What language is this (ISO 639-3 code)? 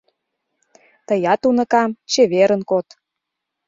chm